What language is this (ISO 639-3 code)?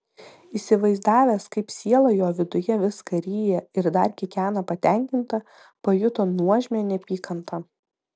lit